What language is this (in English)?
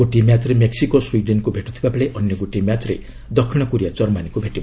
Odia